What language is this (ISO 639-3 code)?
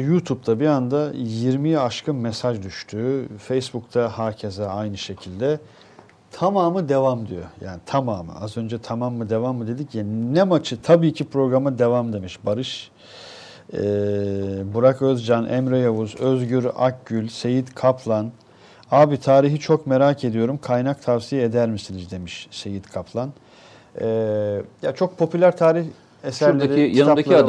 tur